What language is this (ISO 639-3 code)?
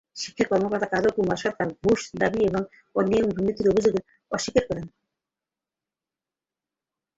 ben